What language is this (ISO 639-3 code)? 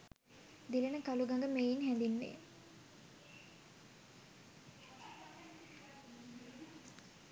sin